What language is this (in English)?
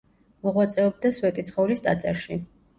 Georgian